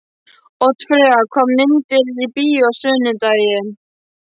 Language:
Icelandic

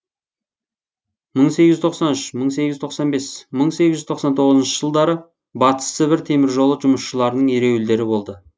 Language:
Kazakh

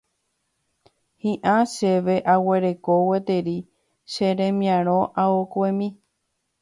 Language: Guarani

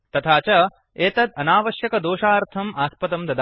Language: Sanskrit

